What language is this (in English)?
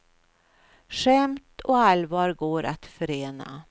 Swedish